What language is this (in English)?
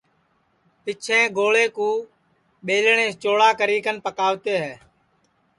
Sansi